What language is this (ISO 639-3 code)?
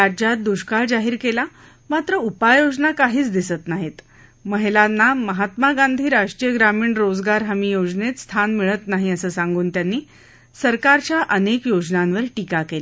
mar